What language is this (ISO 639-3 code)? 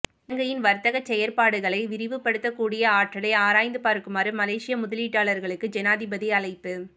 tam